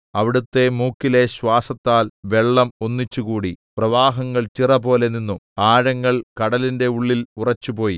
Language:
Malayalam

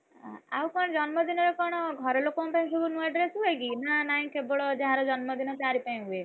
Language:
Odia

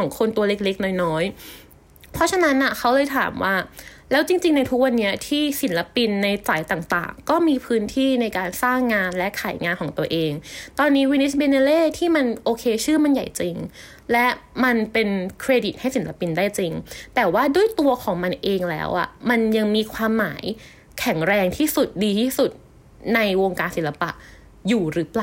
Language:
Thai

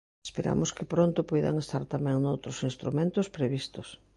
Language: Galician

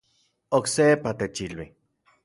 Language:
Central Puebla Nahuatl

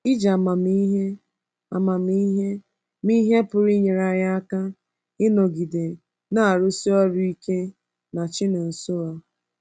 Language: Igbo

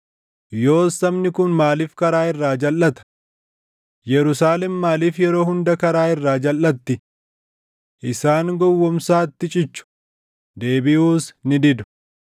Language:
Oromo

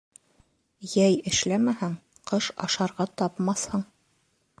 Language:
Bashkir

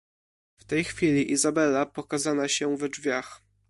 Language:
Polish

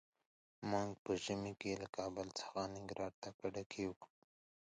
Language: Pashto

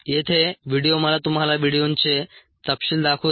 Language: Marathi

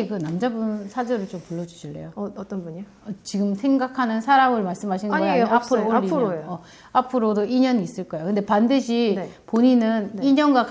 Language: Korean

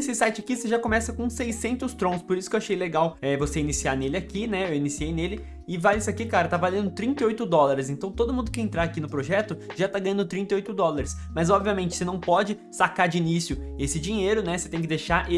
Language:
Portuguese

